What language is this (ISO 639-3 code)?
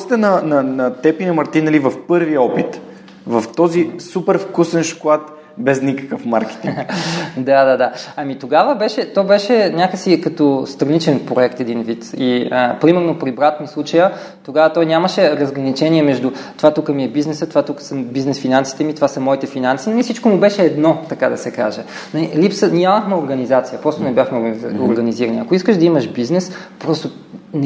bul